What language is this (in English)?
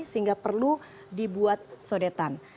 Indonesian